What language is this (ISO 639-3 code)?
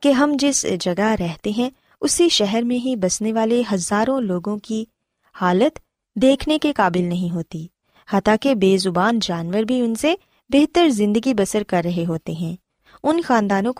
urd